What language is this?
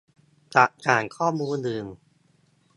Thai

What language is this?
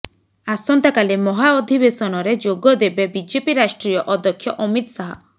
Odia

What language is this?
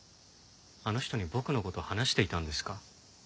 Japanese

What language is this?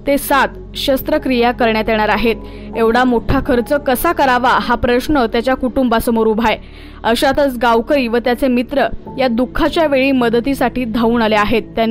Romanian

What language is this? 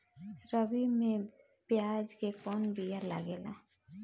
Bhojpuri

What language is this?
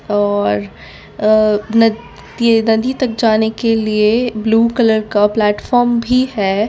Hindi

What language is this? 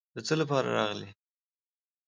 Pashto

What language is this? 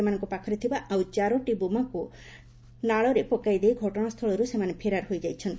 Odia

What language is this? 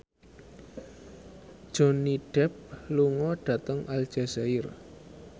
Javanese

